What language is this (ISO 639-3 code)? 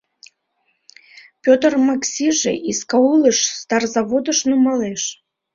chm